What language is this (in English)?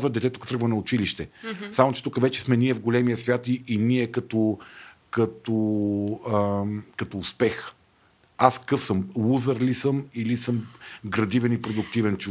Bulgarian